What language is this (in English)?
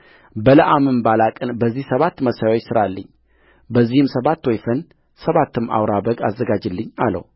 Amharic